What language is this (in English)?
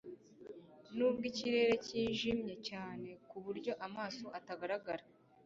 Kinyarwanda